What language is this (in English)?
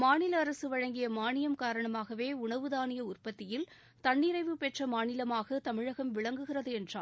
Tamil